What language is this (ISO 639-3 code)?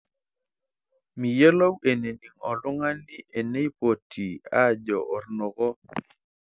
mas